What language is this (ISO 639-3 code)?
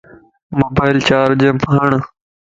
lss